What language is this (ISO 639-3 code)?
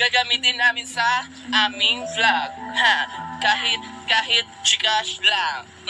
ind